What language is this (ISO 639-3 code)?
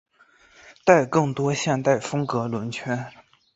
zho